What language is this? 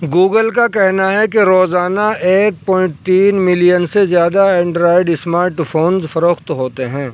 Urdu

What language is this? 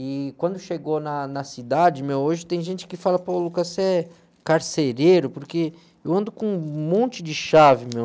Portuguese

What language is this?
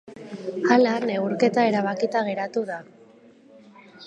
Basque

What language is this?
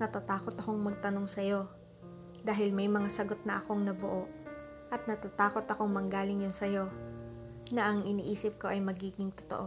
Filipino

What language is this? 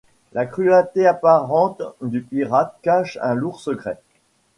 French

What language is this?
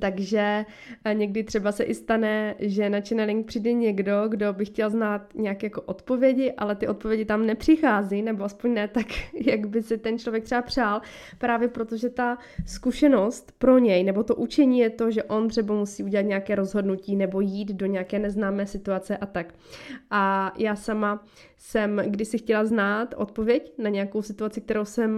Czech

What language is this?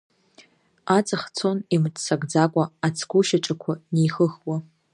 Abkhazian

